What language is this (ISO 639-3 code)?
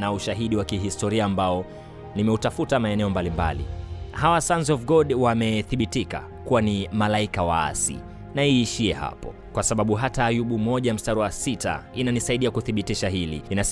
swa